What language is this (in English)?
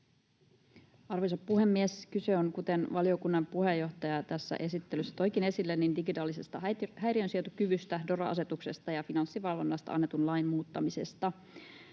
Finnish